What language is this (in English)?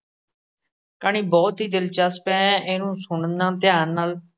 Punjabi